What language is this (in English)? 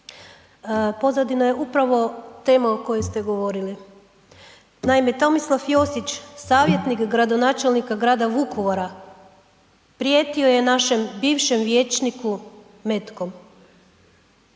Croatian